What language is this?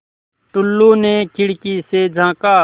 Hindi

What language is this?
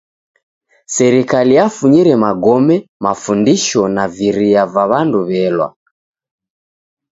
Taita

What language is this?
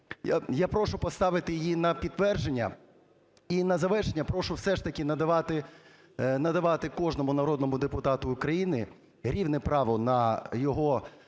Ukrainian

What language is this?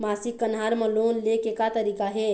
Chhattisgarhi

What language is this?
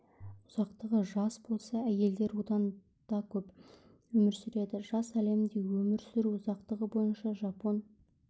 Kazakh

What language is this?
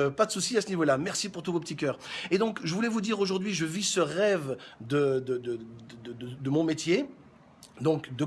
French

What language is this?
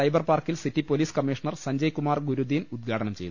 Malayalam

